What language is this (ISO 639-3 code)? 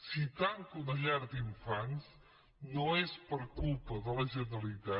cat